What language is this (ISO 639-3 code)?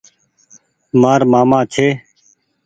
gig